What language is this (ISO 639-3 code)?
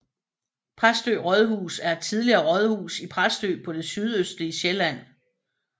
dan